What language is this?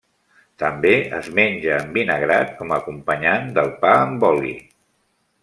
Catalan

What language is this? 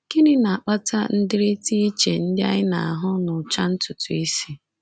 Igbo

